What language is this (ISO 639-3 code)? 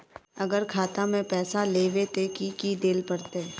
mag